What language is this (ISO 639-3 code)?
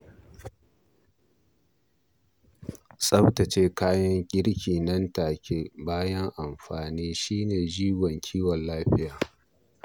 hau